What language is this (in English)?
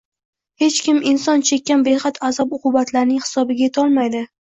Uzbek